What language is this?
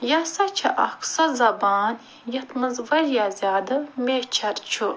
Kashmiri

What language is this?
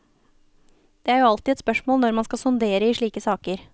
Norwegian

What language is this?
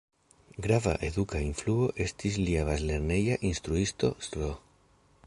Esperanto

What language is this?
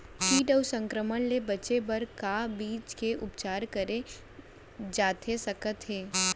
Chhattisgarhi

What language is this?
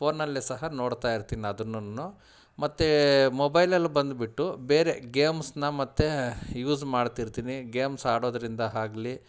Kannada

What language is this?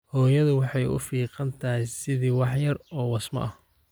Somali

